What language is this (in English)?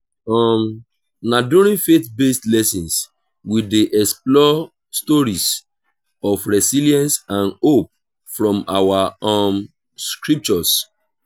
Nigerian Pidgin